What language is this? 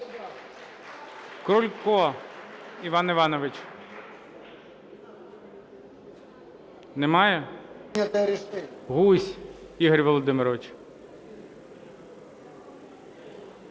Ukrainian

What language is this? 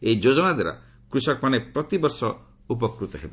Odia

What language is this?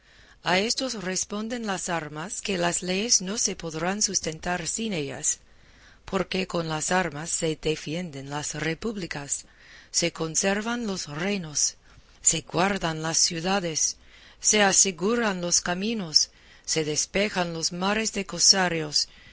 Spanish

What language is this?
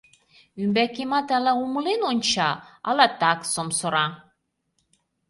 Mari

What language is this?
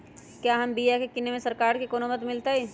Magahi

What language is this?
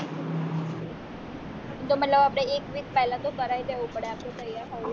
Gujarati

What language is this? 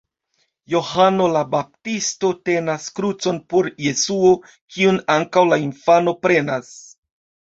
Esperanto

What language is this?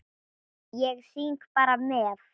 Icelandic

